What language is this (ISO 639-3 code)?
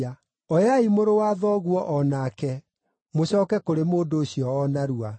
kik